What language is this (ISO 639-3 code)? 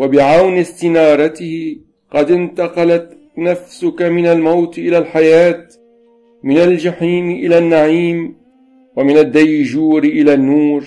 ara